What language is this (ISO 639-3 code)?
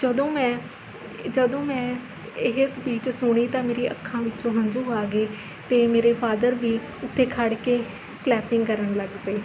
pan